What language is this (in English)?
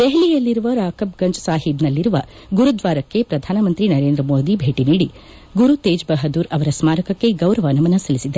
Kannada